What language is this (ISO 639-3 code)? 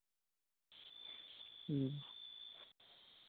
sat